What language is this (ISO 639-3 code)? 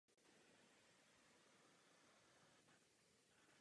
ces